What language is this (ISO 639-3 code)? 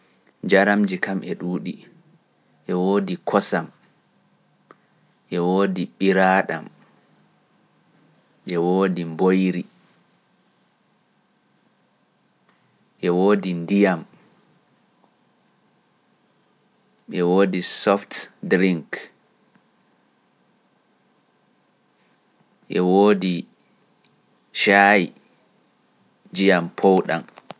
fuf